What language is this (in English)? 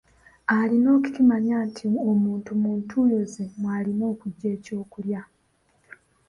Ganda